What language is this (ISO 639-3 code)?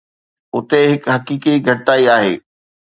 snd